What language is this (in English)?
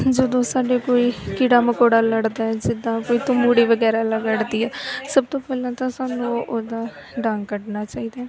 Punjabi